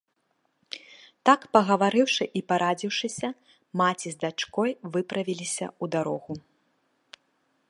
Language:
Belarusian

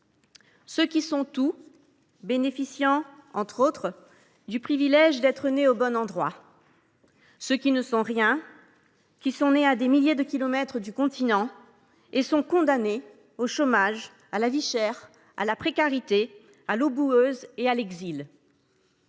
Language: French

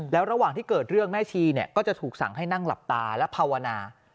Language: Thai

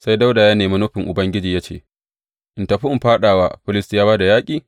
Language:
Hausa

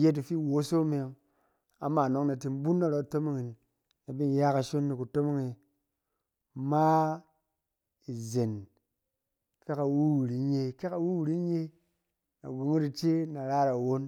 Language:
Cen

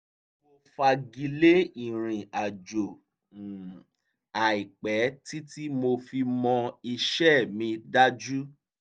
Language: Yoruba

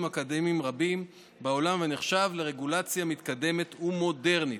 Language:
Hebrew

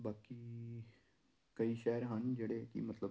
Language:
Punjabi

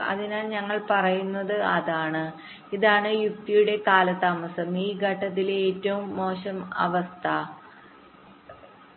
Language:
Malayalam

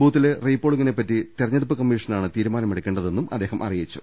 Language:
Malayalam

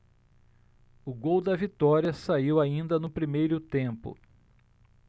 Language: Portuguese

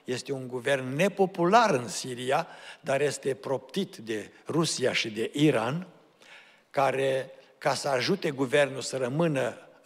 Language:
Romanian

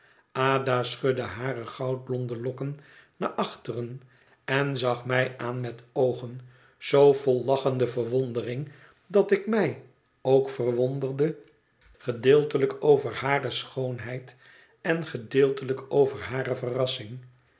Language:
Dutch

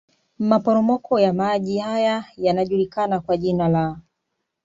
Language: Swahili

